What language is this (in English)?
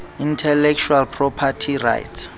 Southern Sotho